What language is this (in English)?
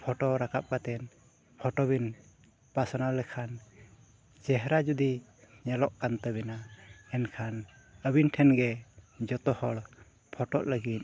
Santali